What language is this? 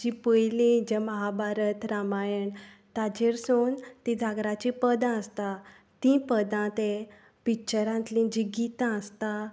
Konkani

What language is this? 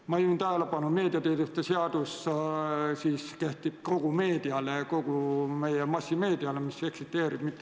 Estonian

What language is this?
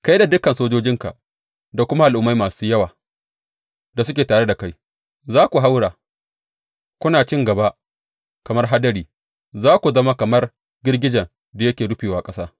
Hausa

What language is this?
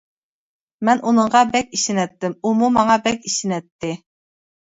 Uyghur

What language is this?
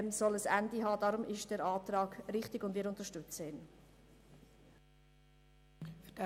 Swiss German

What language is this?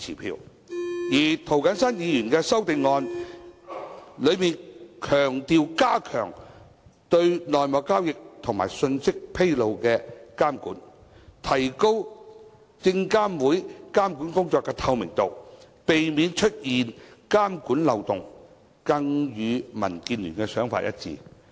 Cantonese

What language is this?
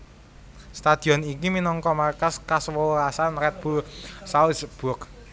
Javanese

